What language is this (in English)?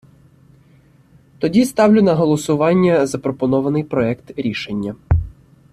Ukrainian